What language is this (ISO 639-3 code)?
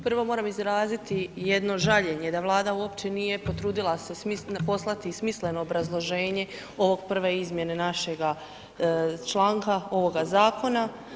hrv